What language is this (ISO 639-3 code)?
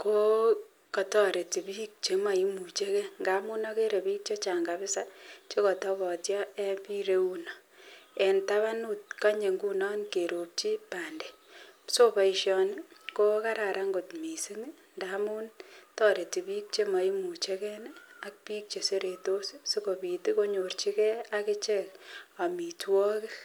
kln